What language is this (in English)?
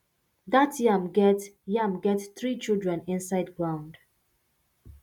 Nigerian Pidgin